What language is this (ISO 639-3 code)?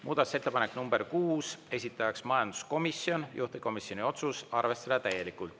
est